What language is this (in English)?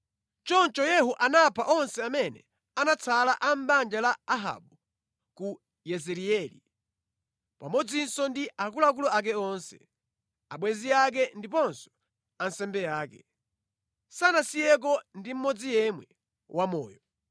Nyanja